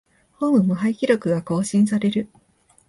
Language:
Japanese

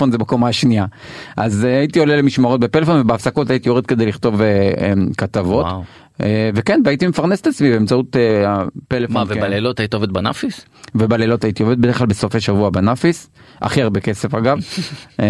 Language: Hebrew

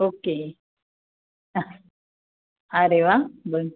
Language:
Marathi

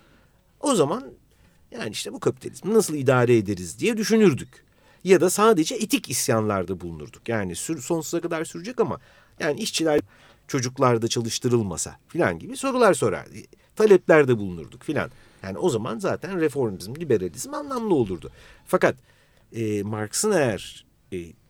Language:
Turkish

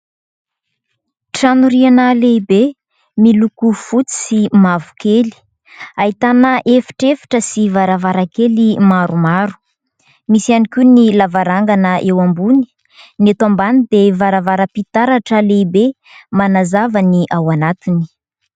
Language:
Malagasy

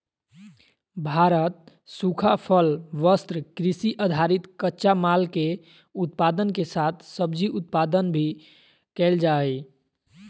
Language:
Magahi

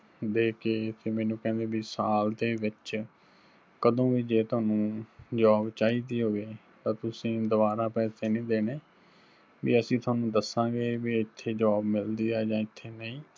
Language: Punjabi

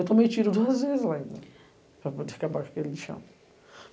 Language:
Portuguese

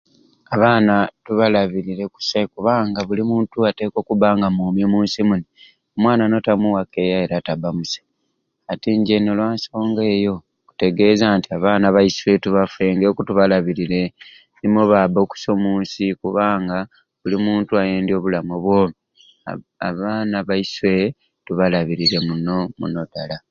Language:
Ruuli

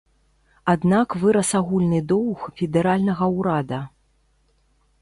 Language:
Belarusian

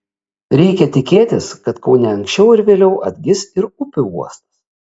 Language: Lithuanian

